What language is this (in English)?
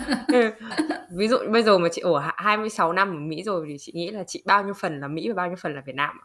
Vietnamese